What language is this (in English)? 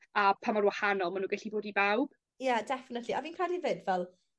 Welsh